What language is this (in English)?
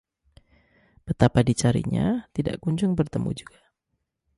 Indonesian